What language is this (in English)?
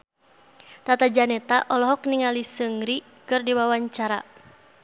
Sundanese